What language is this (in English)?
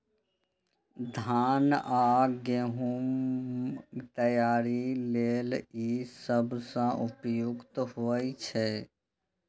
Maithili